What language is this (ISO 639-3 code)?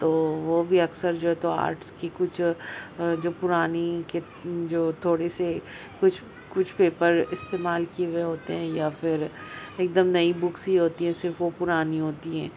urd